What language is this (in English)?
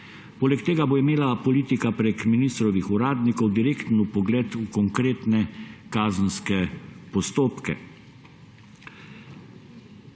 Slovenian